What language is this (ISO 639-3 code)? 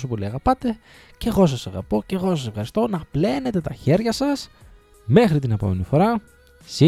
ell